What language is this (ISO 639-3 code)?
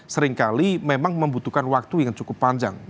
ind